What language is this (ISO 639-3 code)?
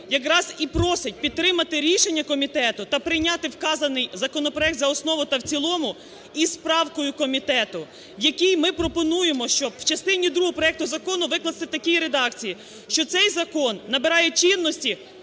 ukr